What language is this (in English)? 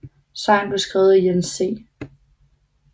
Danish